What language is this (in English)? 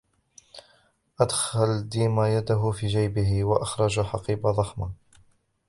Arabic